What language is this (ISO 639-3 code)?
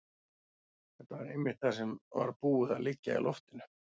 isl